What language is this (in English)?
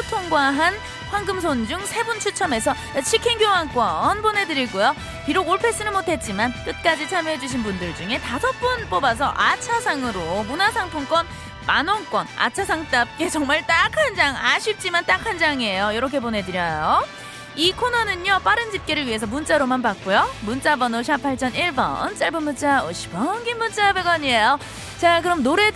Korean